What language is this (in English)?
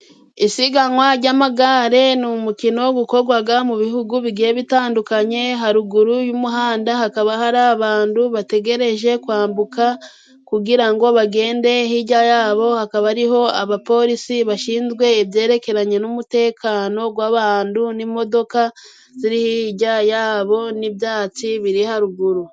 Kinyarwanda